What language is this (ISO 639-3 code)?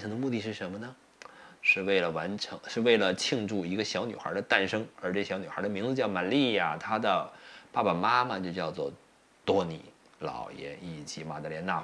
zho